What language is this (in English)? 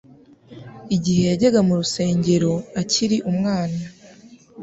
Kinyarwanda